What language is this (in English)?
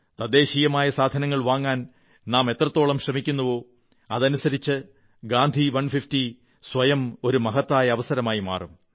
Malayalam